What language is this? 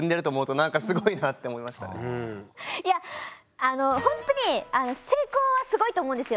Japanese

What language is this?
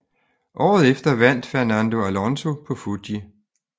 Danish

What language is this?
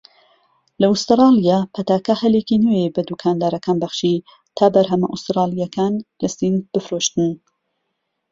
Central Kurdish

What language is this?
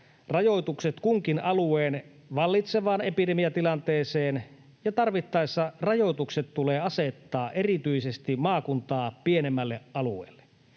Finnish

